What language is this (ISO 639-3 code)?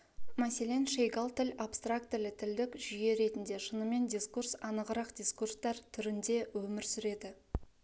kaz